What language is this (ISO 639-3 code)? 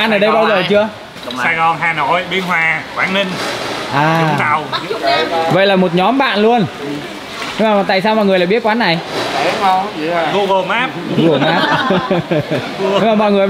vie